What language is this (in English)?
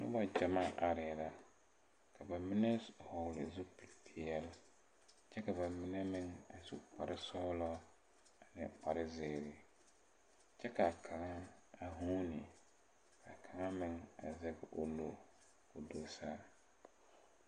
Southern Dagaare